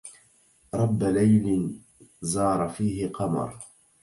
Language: Arabic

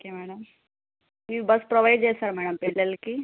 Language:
Telugu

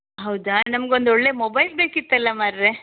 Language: Kannada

